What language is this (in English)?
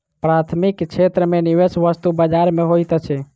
Maithili